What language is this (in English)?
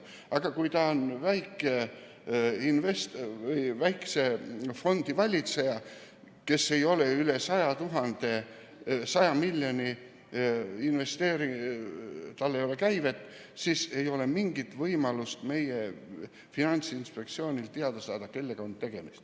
Estonian